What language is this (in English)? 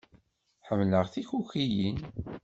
Kabyle